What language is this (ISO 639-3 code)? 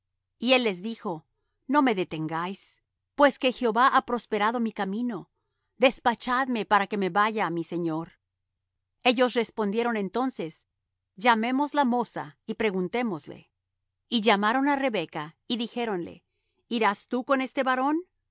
spa